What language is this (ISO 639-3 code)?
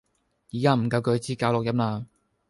yue